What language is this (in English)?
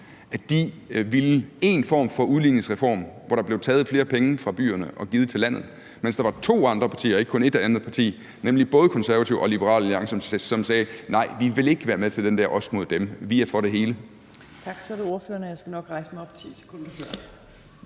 Danish